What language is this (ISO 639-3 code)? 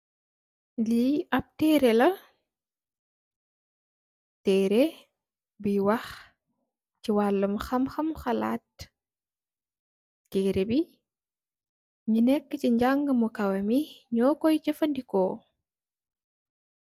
wol